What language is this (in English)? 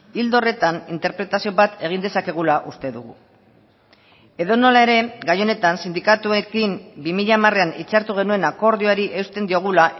Basque